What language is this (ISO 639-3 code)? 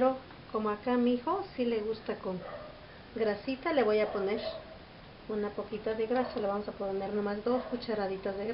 spa